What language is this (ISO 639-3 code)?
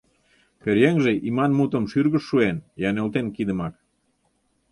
chm